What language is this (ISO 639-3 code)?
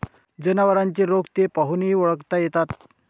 mar